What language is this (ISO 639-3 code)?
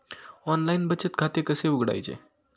mar